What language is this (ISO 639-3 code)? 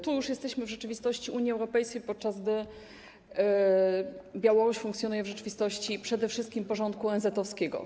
pol